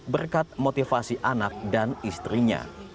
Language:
Indonesian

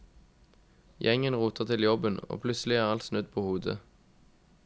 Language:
Norwegian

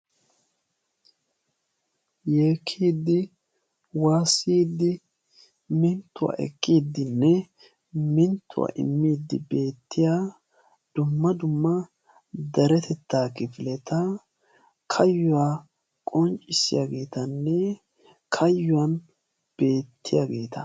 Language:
Wolaytta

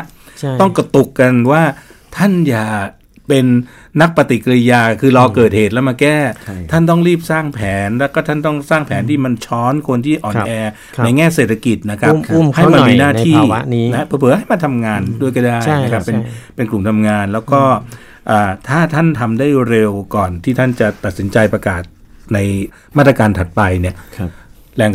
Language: Thai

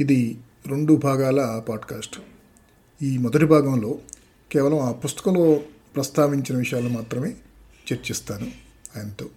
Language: Telugu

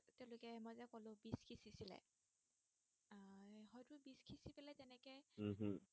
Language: Assamese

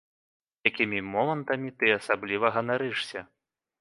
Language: Belarusian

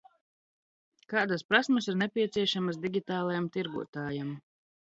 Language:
Latvian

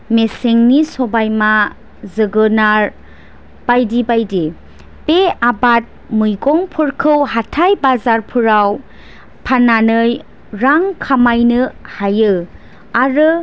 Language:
Bodo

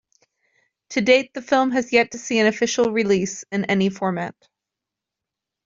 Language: English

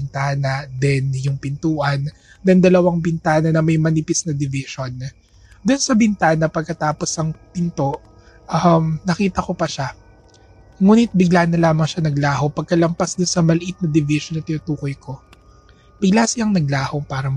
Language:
Filipino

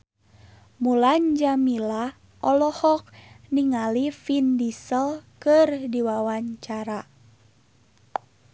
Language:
Sundanese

